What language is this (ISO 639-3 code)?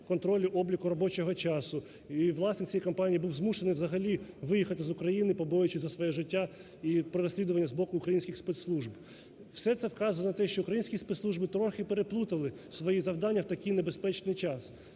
ukr